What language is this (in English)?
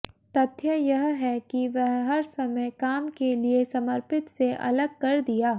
Hindi